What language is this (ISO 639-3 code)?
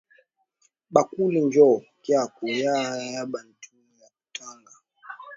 swa